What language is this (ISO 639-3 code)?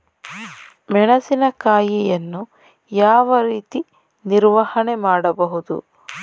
kan